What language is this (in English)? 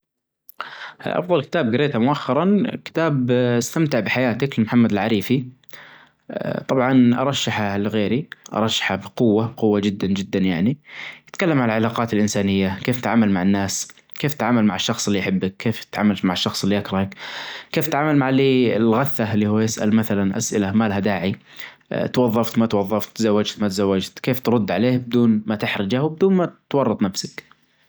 Najdi Arabic